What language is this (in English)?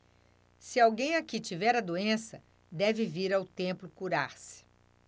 Portuguese